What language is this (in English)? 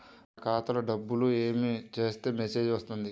Telugu